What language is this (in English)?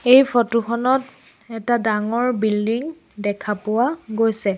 Assamese